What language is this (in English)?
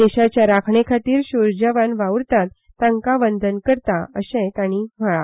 Konkani